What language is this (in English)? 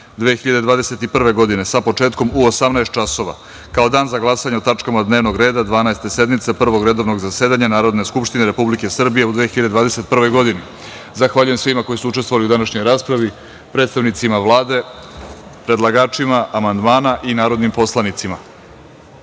Serbian